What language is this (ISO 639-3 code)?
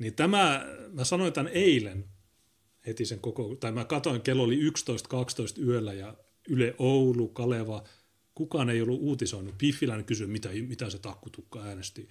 fin